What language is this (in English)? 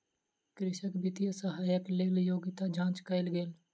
Maithili